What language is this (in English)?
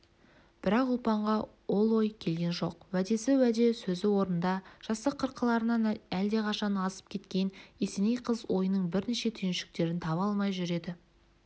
Kazakh